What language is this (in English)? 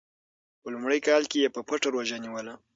Pashto